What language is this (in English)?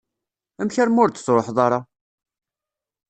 Kabyle